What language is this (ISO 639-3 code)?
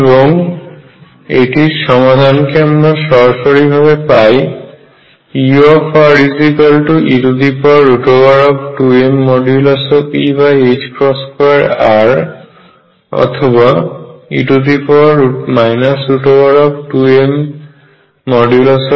ben